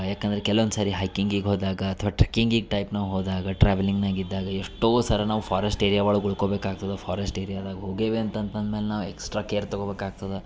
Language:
Kannada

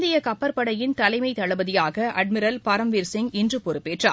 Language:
Tamil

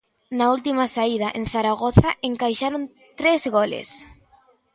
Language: Galician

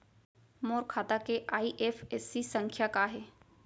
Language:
Chhattisgarhi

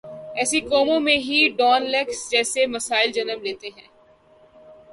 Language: Urdu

